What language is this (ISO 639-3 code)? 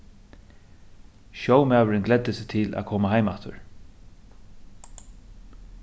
fao